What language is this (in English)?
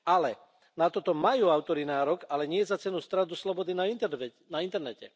Slovak